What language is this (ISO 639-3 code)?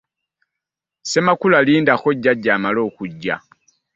lug